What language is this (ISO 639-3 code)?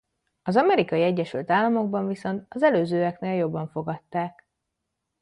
hun